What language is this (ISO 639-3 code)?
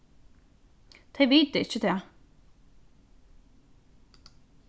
fao